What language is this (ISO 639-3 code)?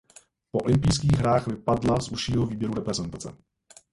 ces